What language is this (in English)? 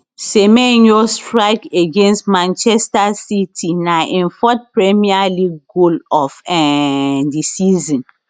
Nigerian Pidgin